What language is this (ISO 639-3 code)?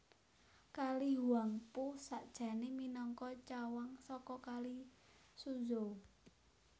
jav